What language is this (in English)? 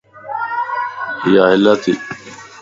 Lasi